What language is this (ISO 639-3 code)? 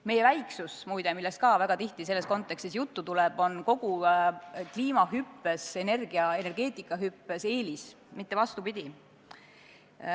est